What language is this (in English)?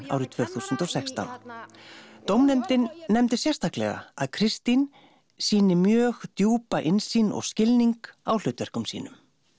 Icelandic